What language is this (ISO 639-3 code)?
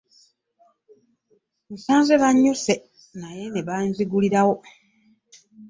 lug